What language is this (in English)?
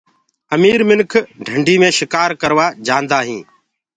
Gurgula